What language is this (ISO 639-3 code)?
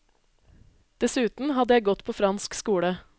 nor